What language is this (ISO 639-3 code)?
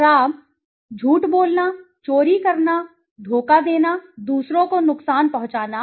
hin